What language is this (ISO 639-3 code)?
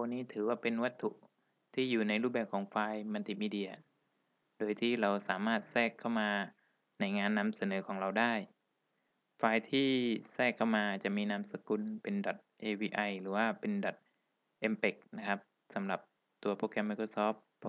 tha